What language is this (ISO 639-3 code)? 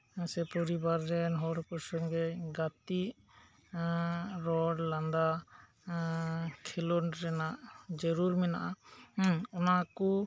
sat